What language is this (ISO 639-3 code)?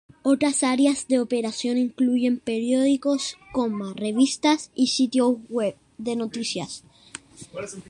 spa